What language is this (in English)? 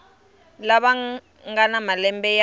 Tsonga